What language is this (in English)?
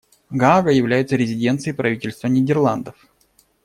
Russian